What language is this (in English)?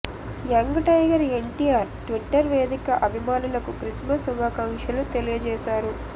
Telugu